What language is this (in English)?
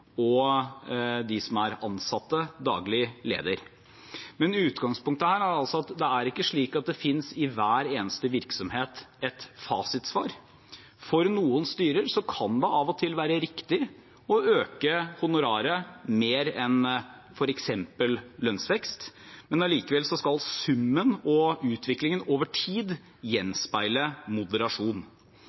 Norwegian Bokmål